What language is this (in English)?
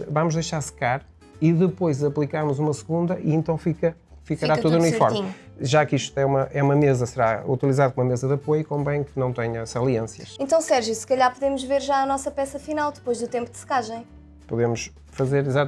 Portuguese